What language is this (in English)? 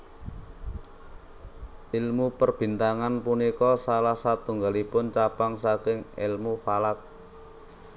Javanese